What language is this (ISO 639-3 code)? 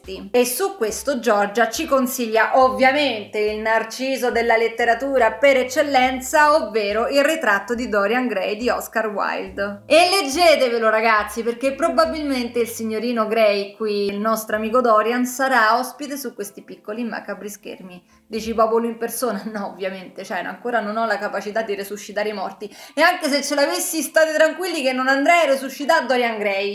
ita